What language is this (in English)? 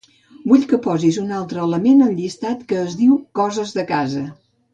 Catalan